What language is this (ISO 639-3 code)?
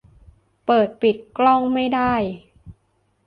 tha